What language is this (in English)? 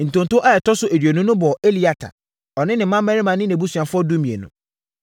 Akan